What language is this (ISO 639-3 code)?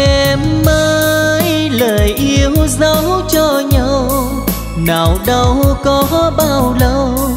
vie